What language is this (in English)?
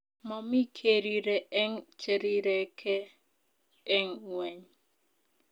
Kalenjin